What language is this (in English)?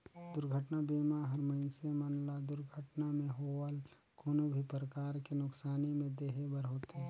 Chhattisgarhi